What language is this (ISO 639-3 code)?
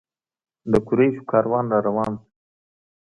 pus